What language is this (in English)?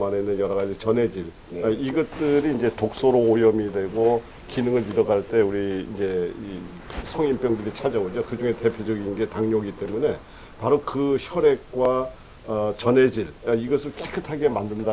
Korean